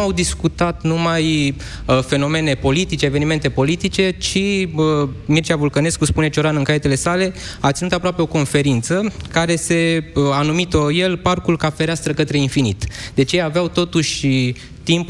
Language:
Romanian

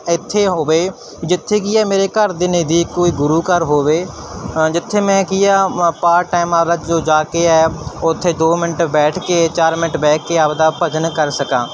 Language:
Punjabi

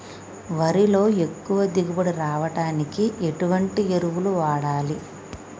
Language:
Telugu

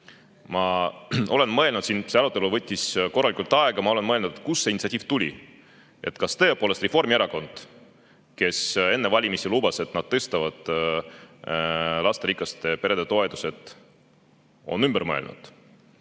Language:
Estonian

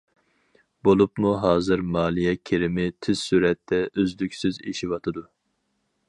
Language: Uyghur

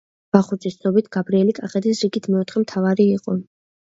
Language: Georgian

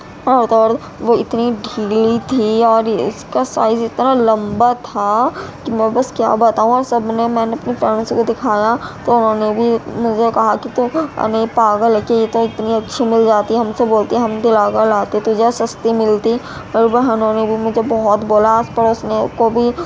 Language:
Urdu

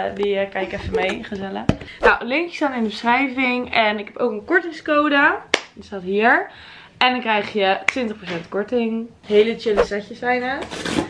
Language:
Dutch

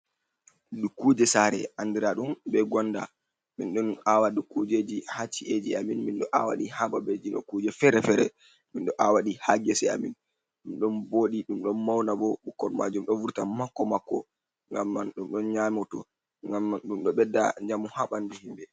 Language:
Fula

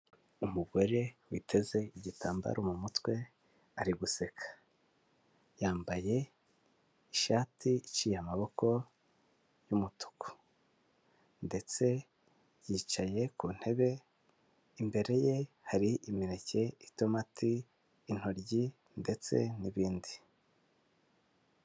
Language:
Kinyarwanda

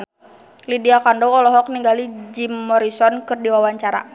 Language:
Sundanese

